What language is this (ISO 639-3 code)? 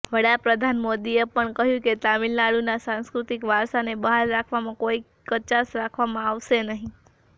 guj